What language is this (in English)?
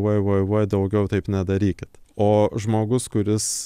Lithuanian